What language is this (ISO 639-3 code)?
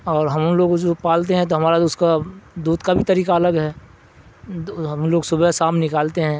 urd